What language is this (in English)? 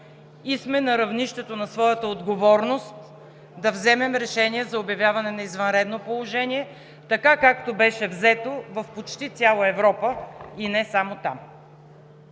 Bulgarian